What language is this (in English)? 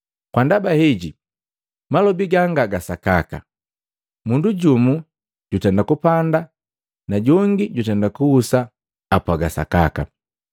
Matengo